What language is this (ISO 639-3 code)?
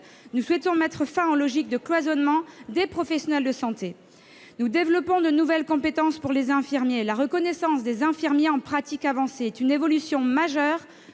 fra